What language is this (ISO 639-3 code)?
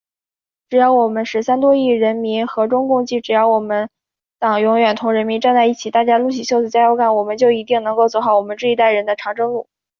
zho